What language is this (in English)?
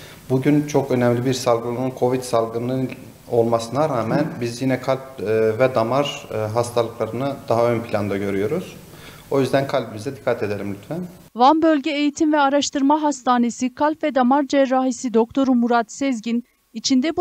Turkish